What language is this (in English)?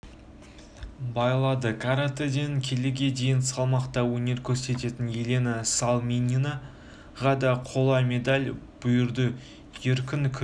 Kazakh